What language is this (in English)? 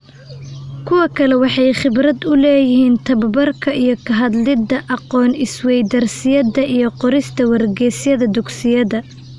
Somali